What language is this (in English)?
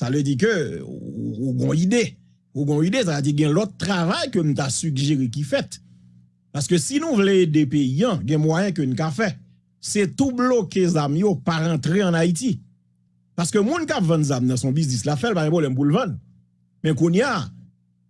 French